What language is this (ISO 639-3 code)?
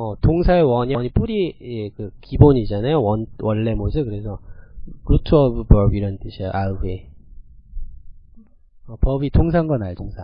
kor